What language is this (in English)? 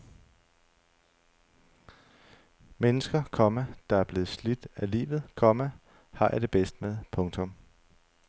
Danish